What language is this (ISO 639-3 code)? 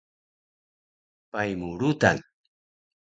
trv